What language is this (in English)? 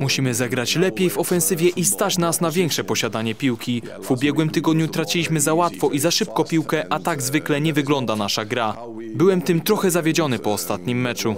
Polish